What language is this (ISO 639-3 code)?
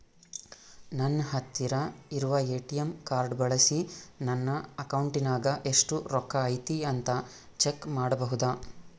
kan